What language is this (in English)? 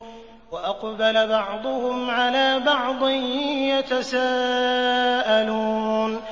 Arabic